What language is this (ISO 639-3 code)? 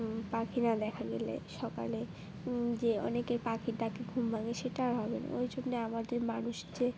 ben